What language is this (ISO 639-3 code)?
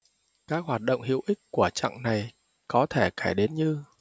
vie